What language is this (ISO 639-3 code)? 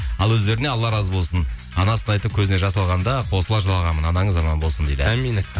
kaz